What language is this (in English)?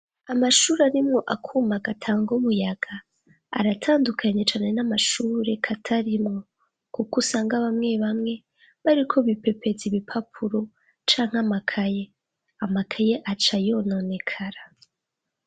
Rundi